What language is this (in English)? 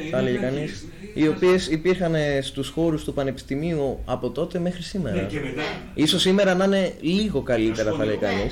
Greek